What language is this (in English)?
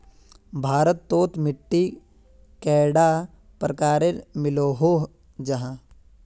Magahi